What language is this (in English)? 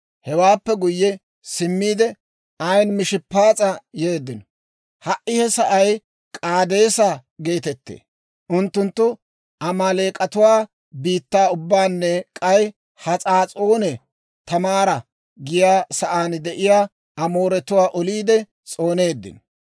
Dawro